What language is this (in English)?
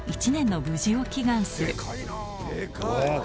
Japanese